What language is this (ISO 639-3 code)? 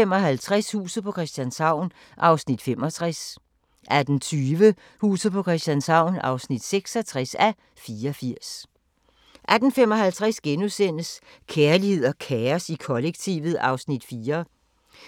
dan